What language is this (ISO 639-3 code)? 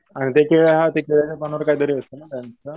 mar